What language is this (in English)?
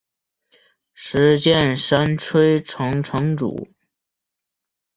Chinese